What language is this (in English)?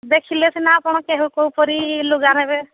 Odia